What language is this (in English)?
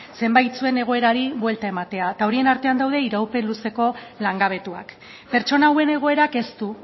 Basque